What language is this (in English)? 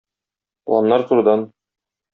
Tatar